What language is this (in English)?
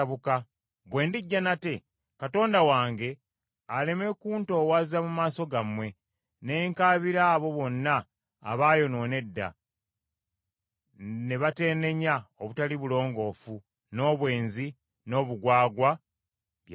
Ganda